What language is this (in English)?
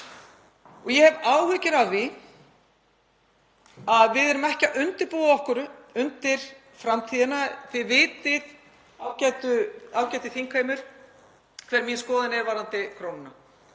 Icelandic